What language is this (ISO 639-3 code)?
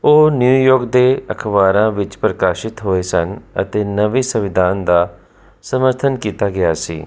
pan